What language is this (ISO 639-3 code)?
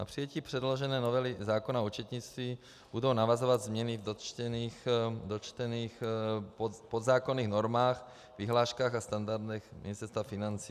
ces